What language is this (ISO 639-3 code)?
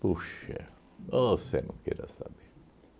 por